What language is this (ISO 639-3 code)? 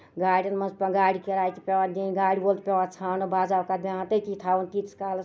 kas